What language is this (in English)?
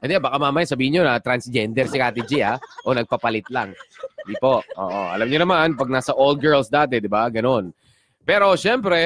Filipino